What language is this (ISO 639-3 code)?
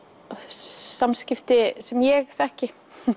isl